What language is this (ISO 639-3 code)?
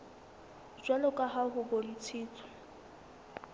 sot